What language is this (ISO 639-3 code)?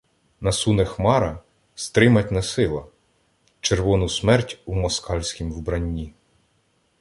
ukr